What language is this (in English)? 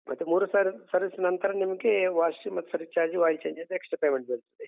Kannada